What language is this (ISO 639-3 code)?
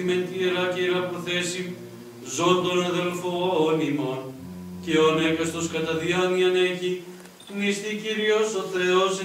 ell